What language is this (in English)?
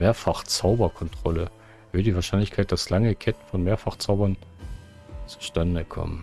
German